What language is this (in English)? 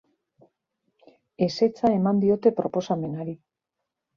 Basque